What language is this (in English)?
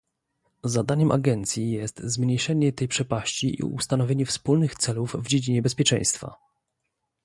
Polish